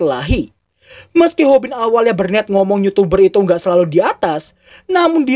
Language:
Indonesian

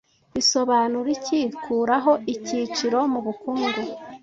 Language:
Kinyarwanda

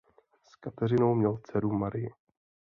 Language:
Czech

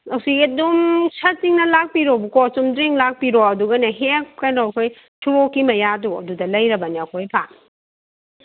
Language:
Manipuri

